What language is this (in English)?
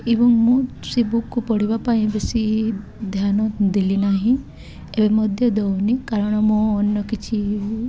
Odia